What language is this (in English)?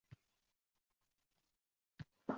Uzbek